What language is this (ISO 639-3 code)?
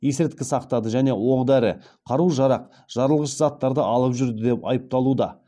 kaz